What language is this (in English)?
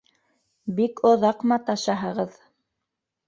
Bashkir